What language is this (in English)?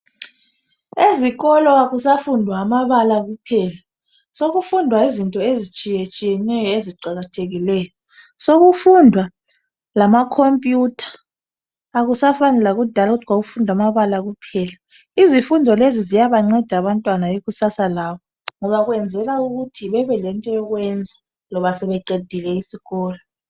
North Ndebele